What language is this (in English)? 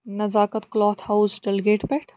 Kashmiri